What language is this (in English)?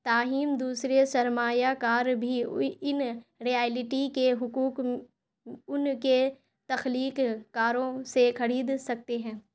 Urdu